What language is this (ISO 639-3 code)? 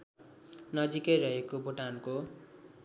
nep